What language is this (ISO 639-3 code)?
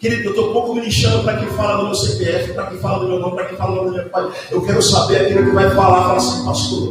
por